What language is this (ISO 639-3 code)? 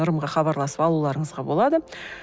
kaz